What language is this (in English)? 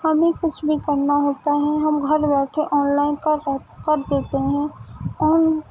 Urdu